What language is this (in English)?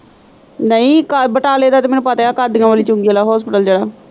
Punjabi